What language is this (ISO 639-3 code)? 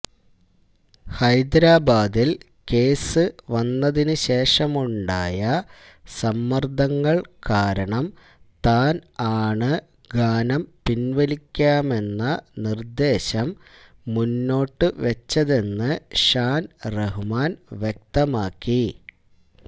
mal